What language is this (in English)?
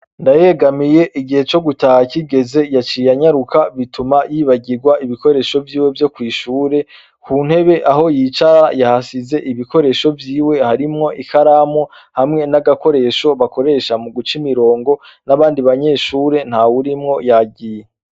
Rundi